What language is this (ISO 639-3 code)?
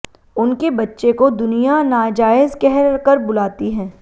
hin